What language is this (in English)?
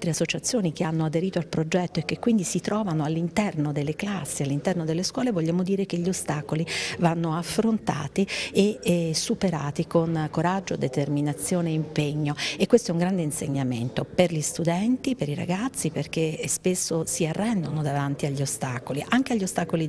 Italian